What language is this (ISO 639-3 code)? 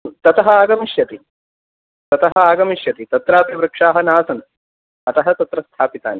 san